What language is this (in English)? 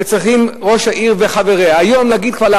Hebrew